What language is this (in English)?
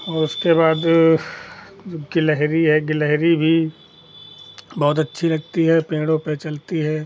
Hindi